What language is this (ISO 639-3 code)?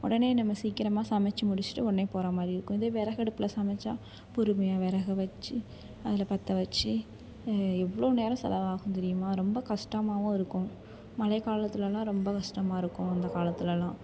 tam